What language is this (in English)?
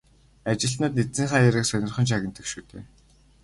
Mongolian